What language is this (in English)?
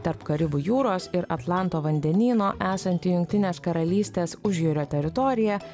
Lithuanian